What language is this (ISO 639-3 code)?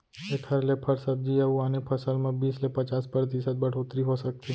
hne